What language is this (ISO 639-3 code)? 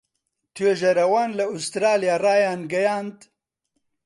ckb